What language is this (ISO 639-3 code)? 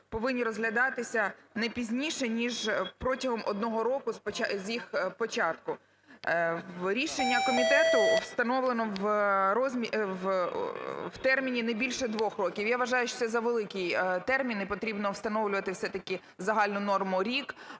ukr